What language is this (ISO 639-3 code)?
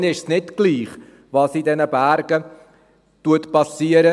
gsw